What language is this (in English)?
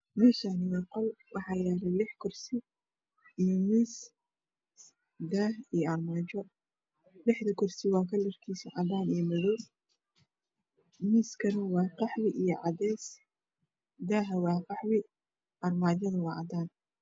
Somali